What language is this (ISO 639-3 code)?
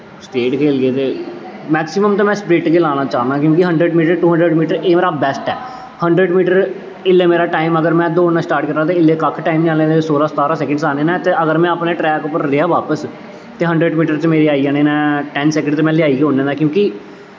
doi